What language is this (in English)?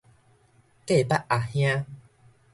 Min Nan Chinese